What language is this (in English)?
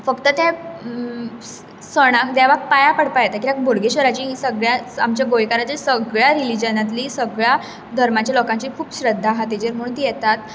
Konkani